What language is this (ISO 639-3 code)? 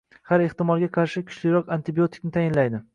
uzb